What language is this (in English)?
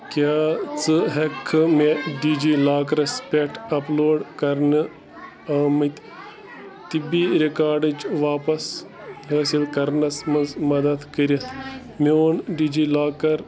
Kashmiri